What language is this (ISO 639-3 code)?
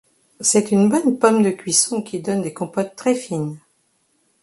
fra